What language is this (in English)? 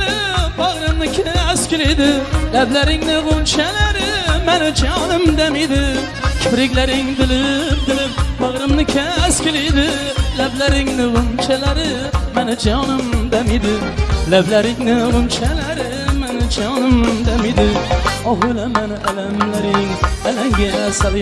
Uzbek